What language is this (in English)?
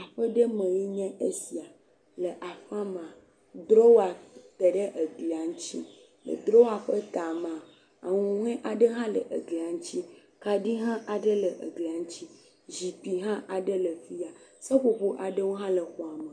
Ewe